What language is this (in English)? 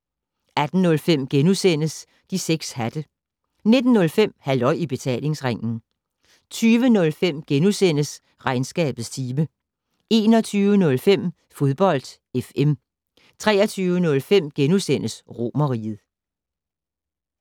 Danish